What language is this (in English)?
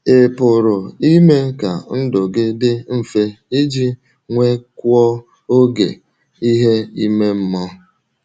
Igbo